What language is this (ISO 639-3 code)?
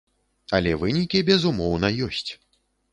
bel